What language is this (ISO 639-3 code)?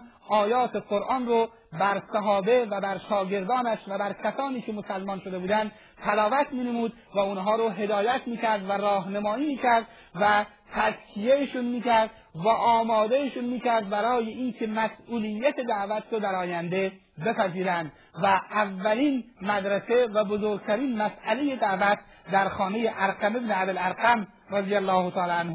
fas